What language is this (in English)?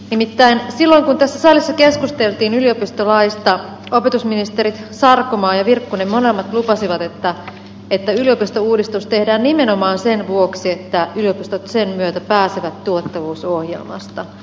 Finnish